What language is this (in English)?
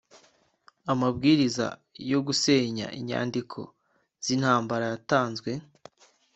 Kinyarwanda